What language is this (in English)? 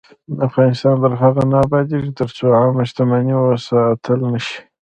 Pashto